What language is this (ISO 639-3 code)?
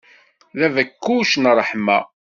kab